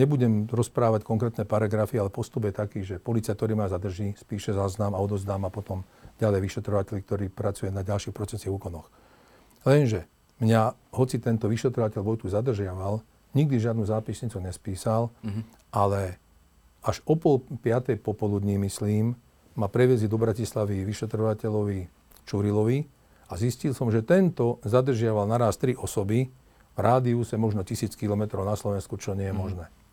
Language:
Slovak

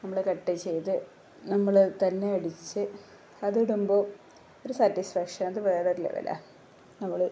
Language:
Malayalam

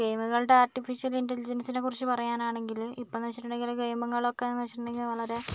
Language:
Malayalam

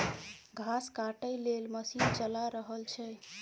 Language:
Maithili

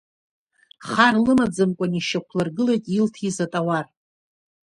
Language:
Abkhazian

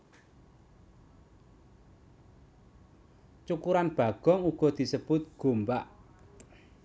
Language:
Javanese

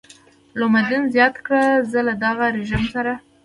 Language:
Pashto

